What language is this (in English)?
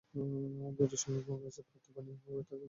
Bangla